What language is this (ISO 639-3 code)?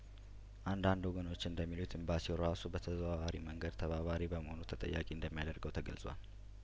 amh